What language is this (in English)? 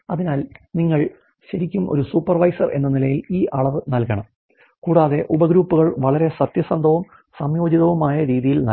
Malayalam